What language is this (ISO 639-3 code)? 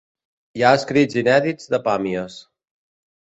cat